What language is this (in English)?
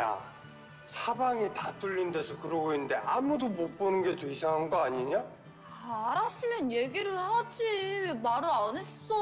Korean